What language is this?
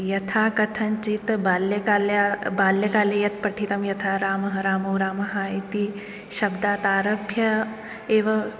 Sanskrit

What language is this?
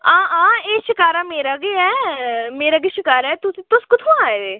Dogri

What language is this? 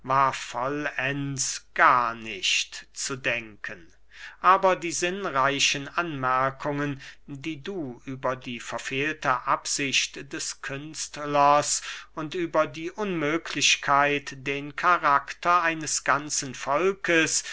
German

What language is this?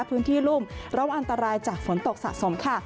Thai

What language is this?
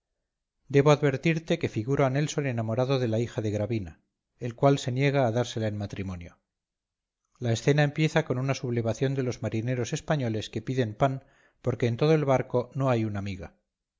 Spanish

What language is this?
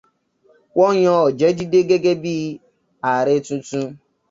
Yoruba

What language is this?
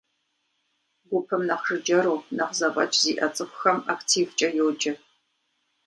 Kabardian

